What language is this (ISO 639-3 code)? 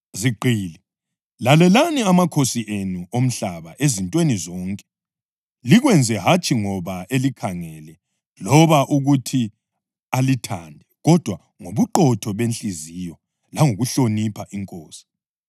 nde